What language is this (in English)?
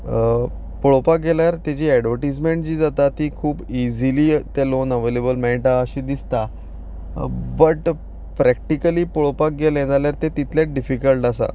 Konkani